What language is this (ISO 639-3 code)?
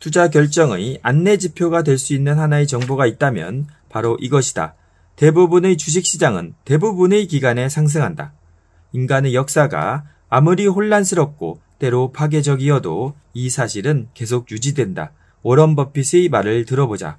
kor